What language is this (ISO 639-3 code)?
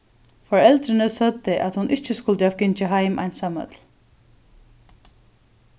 fao